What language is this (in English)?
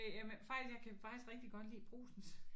Danish